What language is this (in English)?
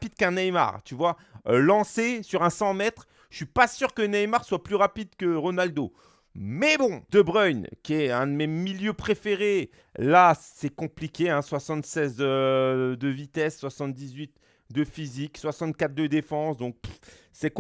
French